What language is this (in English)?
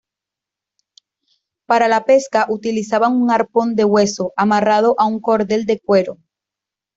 Spanish